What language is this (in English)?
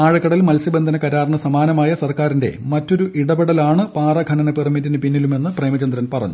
Malayalam